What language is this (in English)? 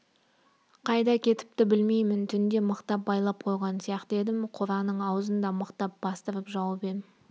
Kazakh